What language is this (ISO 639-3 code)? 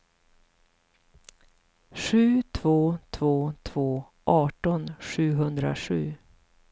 swe